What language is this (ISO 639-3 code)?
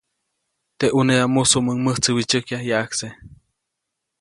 zoc